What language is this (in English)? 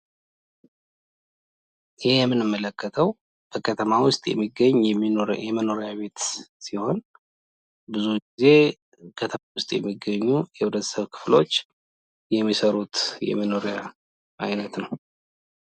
Amharic